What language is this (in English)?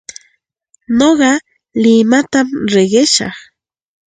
Santa Ana de Tusi Pasco Quechua